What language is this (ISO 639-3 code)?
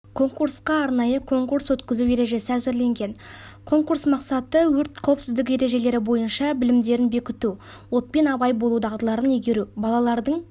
kaz